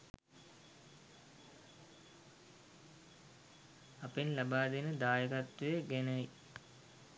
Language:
Sinhala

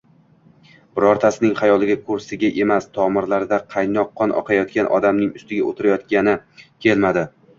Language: Uzbek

